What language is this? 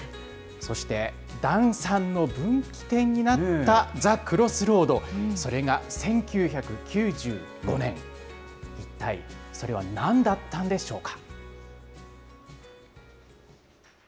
Japanese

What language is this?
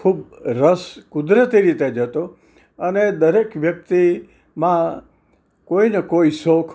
Gujarati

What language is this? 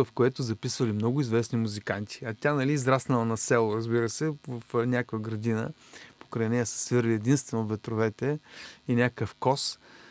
Bulgarian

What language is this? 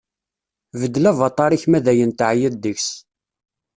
Kabyle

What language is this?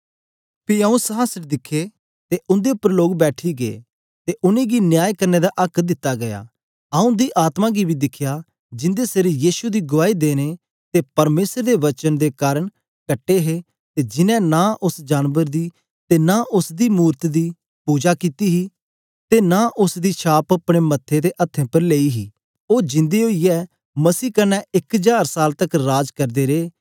Dogri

